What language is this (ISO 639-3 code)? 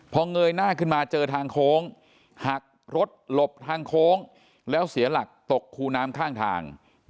tha